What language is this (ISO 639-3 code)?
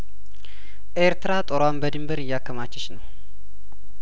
amh